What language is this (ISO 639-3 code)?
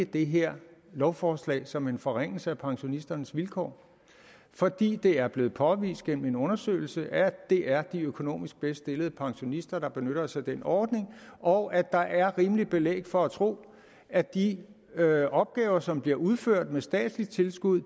dan